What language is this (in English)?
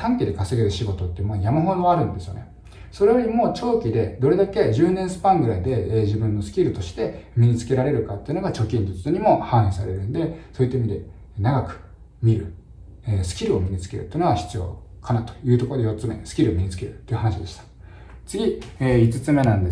Japanese